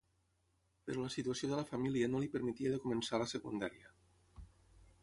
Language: Catalan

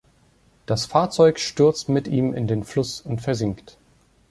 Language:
German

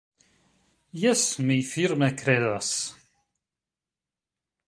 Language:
Esperanto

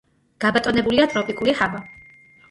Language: Georgian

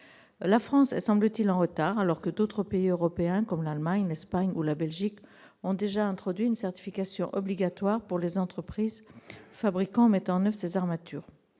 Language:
French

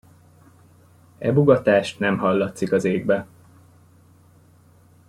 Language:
Hungarian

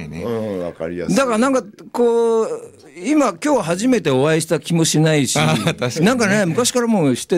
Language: Japanese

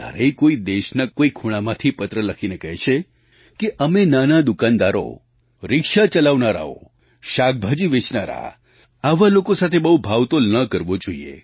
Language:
Gujarati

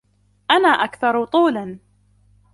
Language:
Arabic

